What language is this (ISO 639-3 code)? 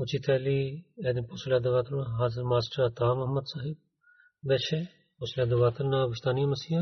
bul